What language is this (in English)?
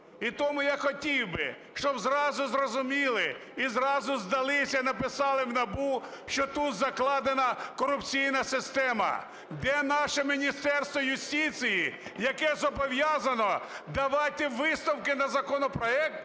Ukrainian